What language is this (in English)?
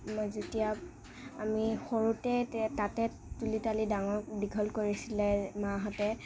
Assamese